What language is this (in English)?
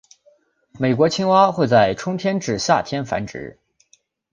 Chinese